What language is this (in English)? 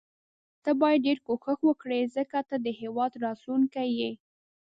Pashto